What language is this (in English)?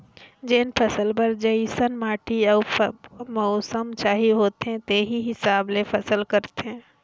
Chhattisgarhi